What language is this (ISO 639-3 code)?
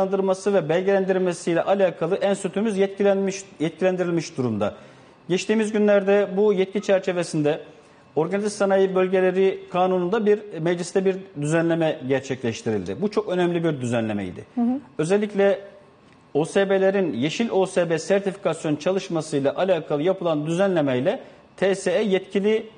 tur